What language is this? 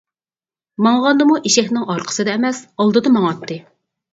Uyghur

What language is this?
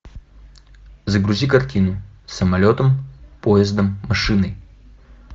Russian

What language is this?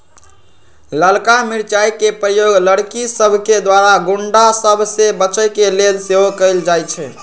Magahi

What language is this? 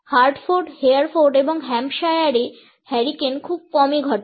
Bangla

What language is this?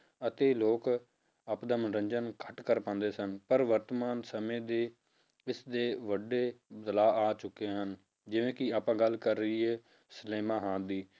Punjabi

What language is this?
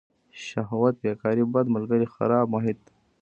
Pashto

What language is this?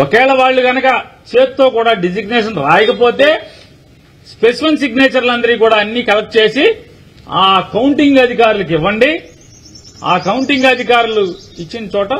Telugu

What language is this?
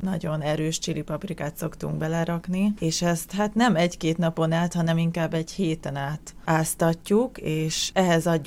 Hungarian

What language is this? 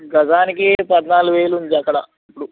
Telugu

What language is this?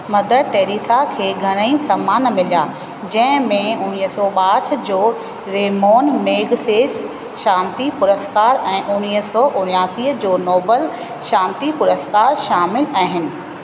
Sindhi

